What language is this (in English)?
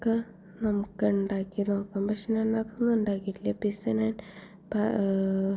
Malayalam